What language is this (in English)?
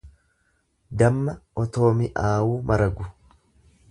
Oromo